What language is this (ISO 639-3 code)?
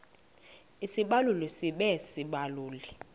xho